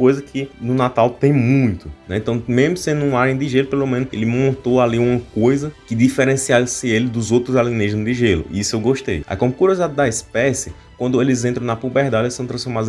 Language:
Portuguese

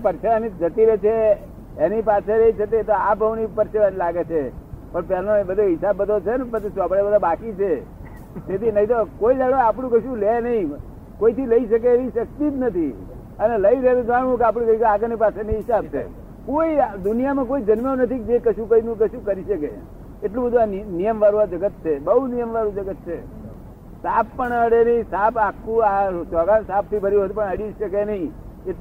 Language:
Gujarati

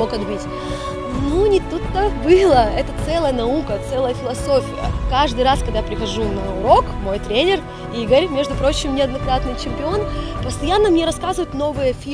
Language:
Russian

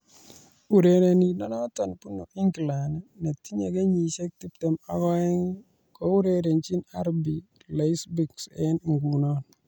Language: Kalenjin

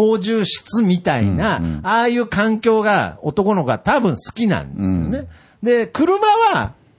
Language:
Japanese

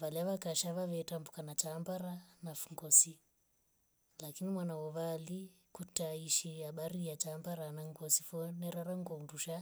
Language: Rombo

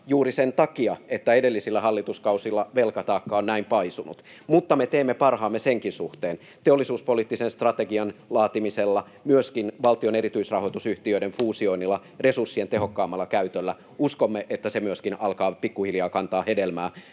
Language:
Finnish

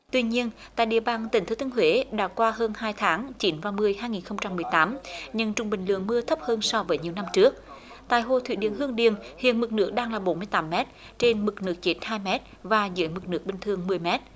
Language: Vietnamese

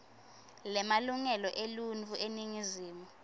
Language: Swati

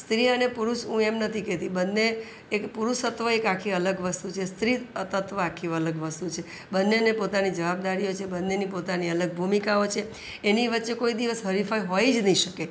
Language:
Gujarati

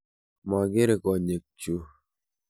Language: Kalenjin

